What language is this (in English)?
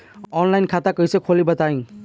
Bhojpuri